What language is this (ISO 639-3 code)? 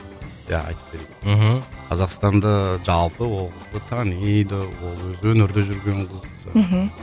kaz